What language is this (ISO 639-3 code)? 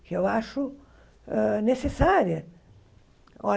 por